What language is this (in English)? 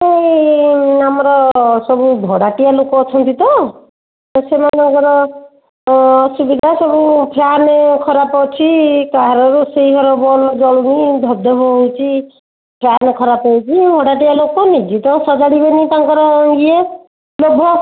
Odia